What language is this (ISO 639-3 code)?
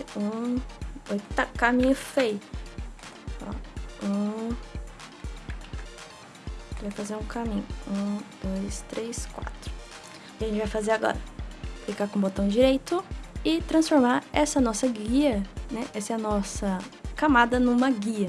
por